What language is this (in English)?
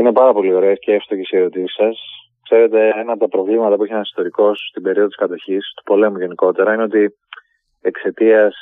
Greek